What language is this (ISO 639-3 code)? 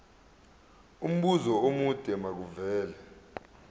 zul